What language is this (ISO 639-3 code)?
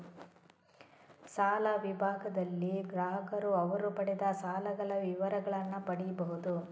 kan